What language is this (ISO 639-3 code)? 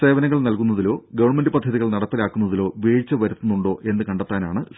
mal